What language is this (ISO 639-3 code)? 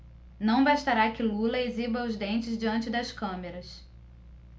por